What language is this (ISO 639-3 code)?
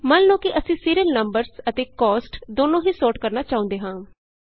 pan